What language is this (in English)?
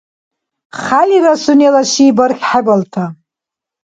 Dargwa